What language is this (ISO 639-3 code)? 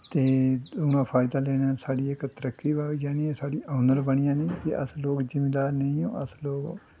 doi